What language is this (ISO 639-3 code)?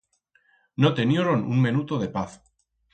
arg